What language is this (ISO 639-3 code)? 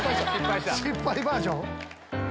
jpn